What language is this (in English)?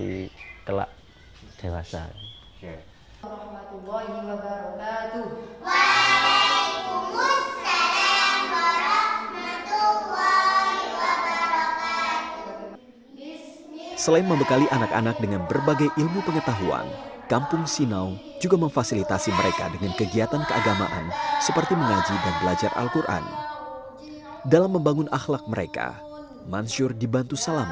Indonesian